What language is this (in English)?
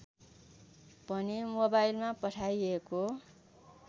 Nepali